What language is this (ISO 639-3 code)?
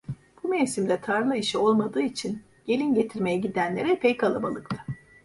tur